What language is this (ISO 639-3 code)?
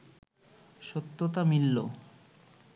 ben